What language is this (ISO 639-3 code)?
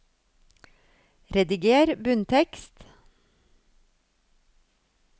nor